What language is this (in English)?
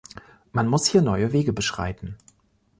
German